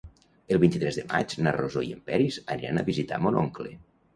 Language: Catalan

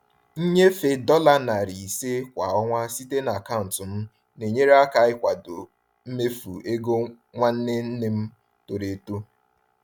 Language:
Igbo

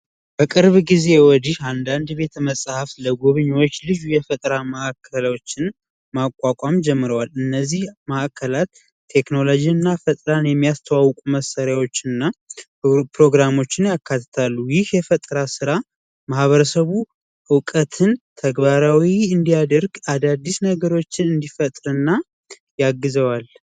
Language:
Amharic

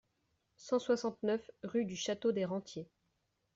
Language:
French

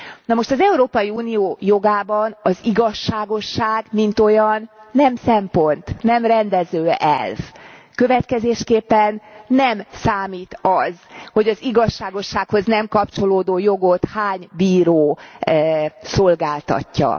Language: Hungarian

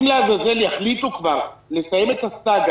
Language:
Hebrew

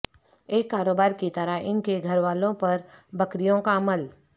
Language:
Urdu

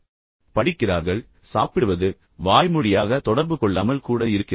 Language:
Tamil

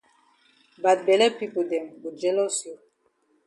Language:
Cameroon Pidgin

